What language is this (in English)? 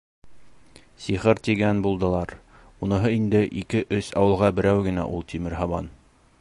Bashkir